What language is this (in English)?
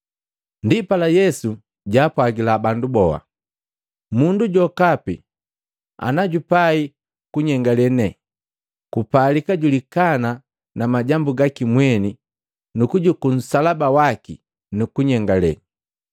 Matengo